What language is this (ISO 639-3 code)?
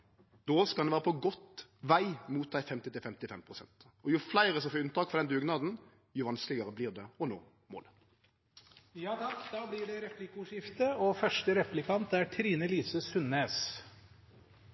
nor